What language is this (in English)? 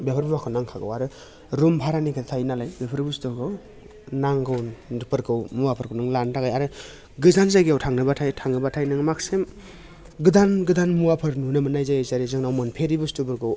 Bodo